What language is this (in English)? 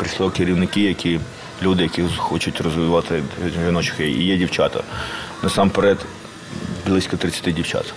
Ukrainian